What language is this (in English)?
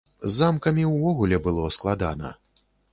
Belarusian